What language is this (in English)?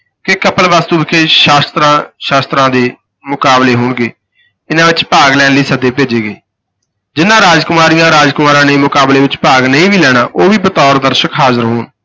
Punjabi